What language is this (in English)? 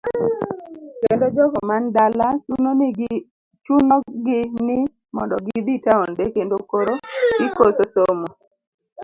Luo (Kenya and Tanzania)